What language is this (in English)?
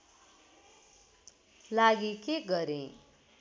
Nepali